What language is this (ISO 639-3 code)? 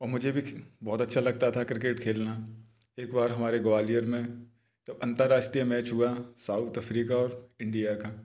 hin